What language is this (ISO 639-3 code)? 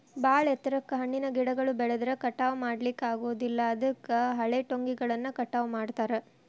kan